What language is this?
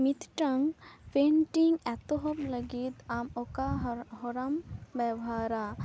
Santali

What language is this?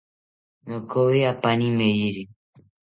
South Ucayali Ashéninka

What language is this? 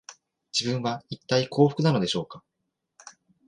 Japanese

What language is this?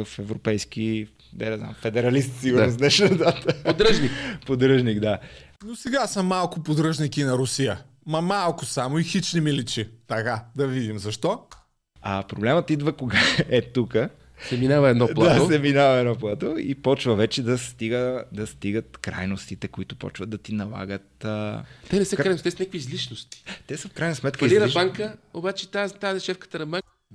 Bulgarian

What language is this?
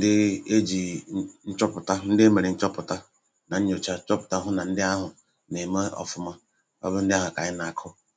Igbo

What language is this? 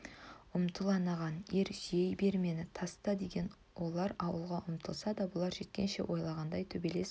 Kazakh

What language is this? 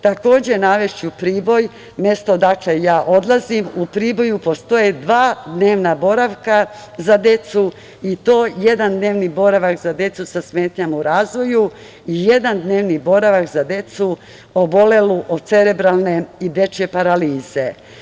Serbian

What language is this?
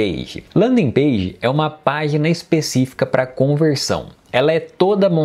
Portuguese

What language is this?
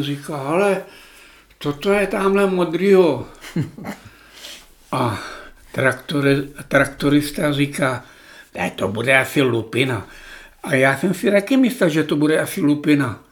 Czech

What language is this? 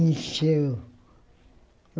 Portuguese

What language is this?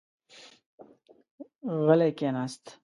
Pashto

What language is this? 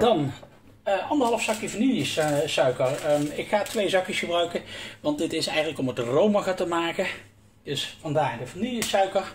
Dutch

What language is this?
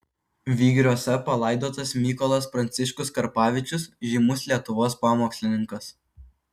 Lithuanian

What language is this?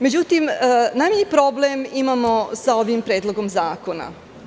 Serbian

